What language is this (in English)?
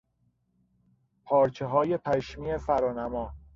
Persian